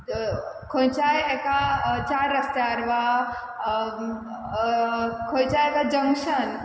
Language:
Konkani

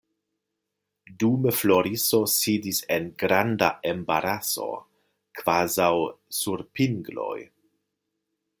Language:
Esperanto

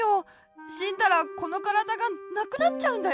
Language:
Japanese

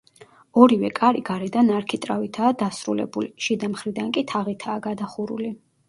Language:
Georgian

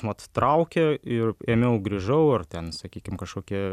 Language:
Lithuanian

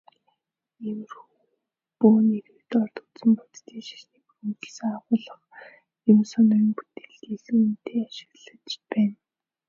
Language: Mongolian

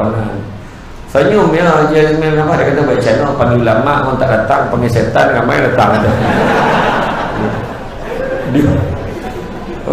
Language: Malay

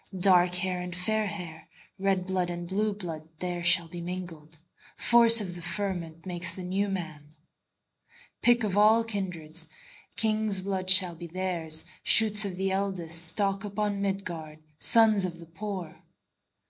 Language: English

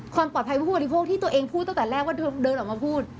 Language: Thai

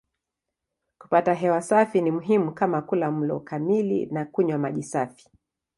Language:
Swahili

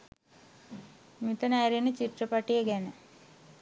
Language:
Sinhala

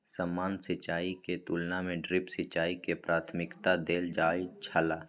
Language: Maithili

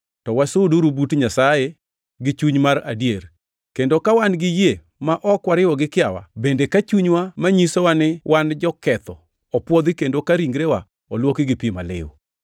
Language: Luo (Kenya and Tanzania)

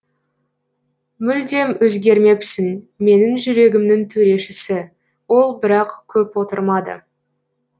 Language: Kazakh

